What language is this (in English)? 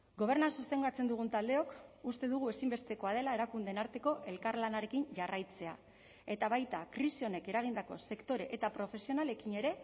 Basque